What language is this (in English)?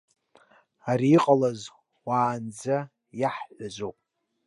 Abkhazian